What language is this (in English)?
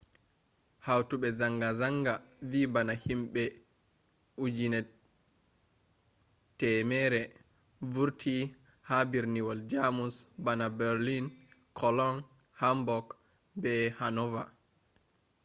Fula